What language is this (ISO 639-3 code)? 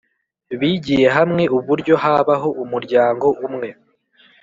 kin